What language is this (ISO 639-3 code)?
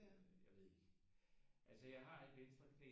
dan